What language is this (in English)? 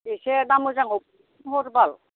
Bodo